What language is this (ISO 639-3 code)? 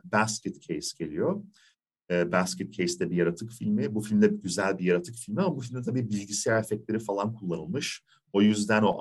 tur